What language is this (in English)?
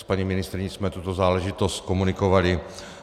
Czech